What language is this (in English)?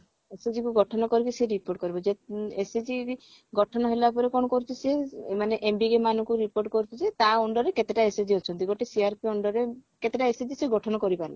Odia